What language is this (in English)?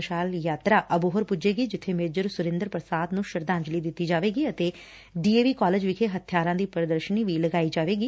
Punjabi